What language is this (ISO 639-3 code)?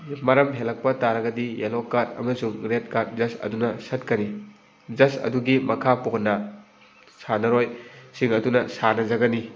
mni